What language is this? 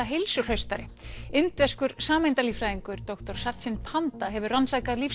Icelandic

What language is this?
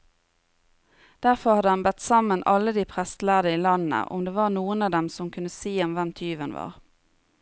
Norwegian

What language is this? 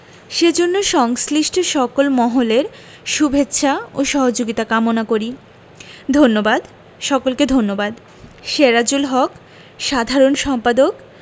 Bangla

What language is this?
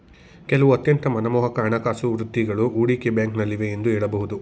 Kannada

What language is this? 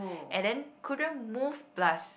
English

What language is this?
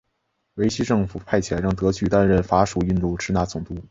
Chinese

